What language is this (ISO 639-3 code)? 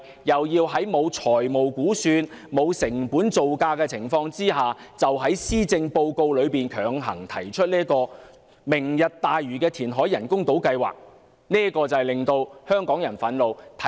yue